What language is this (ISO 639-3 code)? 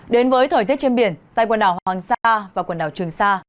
vie